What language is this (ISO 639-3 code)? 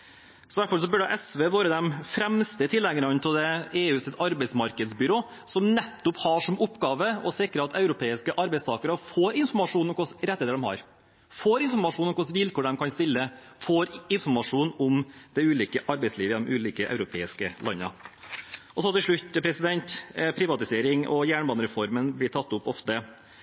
nob